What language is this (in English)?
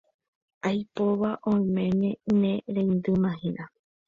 Guarani